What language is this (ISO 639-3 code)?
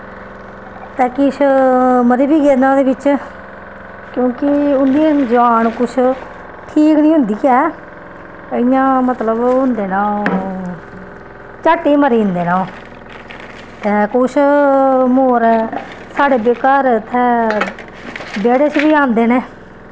doi